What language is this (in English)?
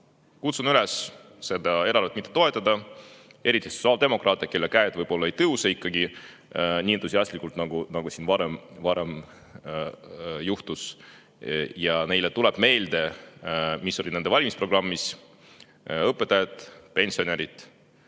Estonian